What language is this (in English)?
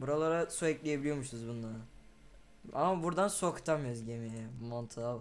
Turkish